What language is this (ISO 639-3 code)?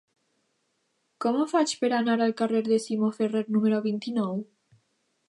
cat